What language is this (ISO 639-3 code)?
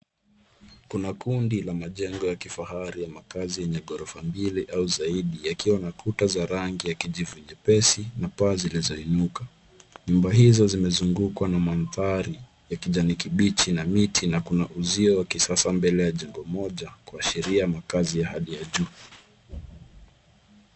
swa